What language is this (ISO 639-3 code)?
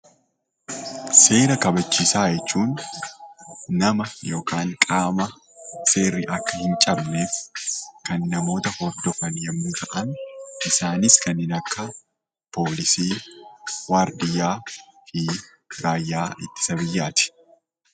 orm